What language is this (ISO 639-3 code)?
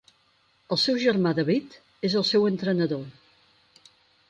cat